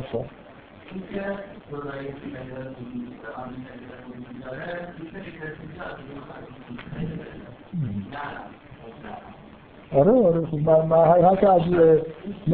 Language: Persian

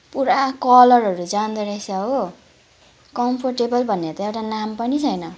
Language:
Nepali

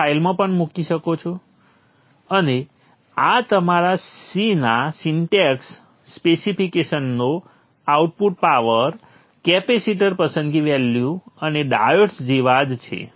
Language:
Gujarati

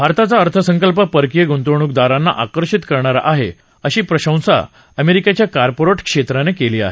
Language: Marathi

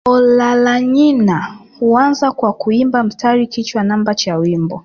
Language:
Swahili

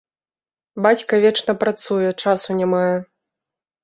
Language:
Belarusian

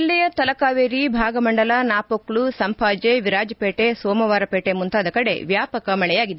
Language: Kannada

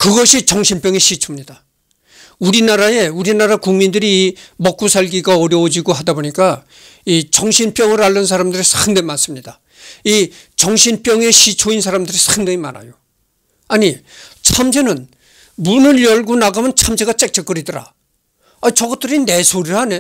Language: Korean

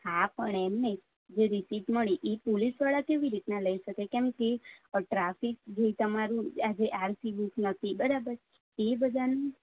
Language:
Gujarati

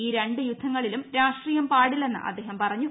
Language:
Malayalam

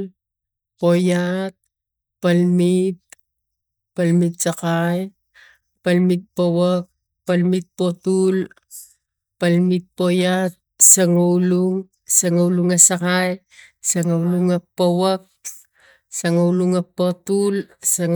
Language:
Tigak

